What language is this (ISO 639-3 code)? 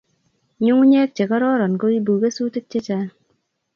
kln